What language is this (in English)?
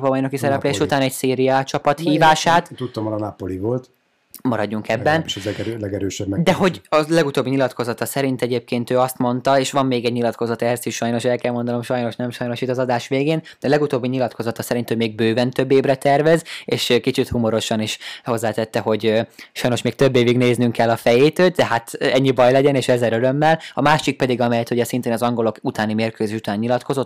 Hungarian